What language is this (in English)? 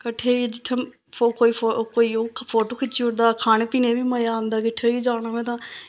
Dogri